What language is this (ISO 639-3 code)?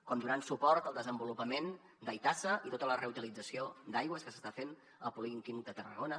cat